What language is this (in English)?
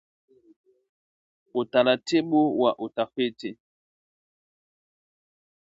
Swahili